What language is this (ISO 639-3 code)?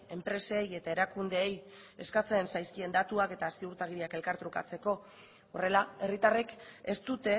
eus